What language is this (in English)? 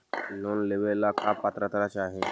Magahi